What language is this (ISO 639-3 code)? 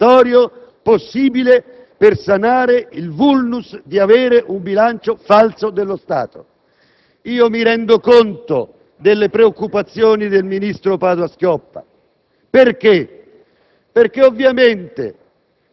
ita